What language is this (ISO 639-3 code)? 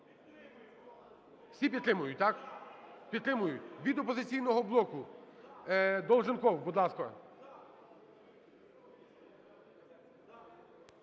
ukr